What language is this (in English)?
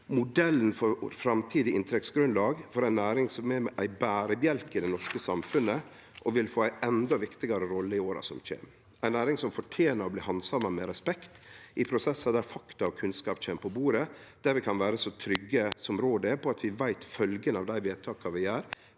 Norwegian